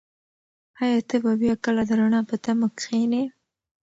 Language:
Pashto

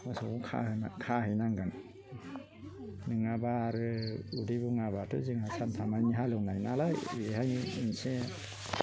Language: Bodo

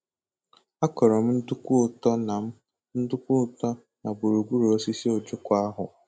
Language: Igbo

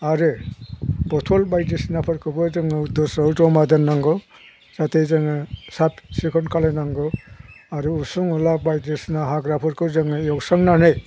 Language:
Bodo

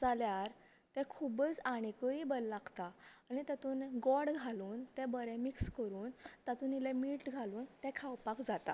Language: Konkani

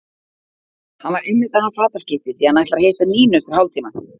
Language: Icelandic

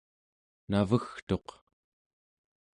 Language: Central Yupik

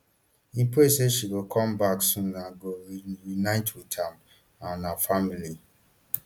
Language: Nigerian Pidgin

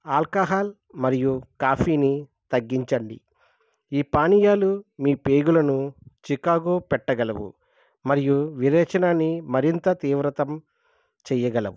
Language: Telugu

